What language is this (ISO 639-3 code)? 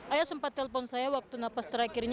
ind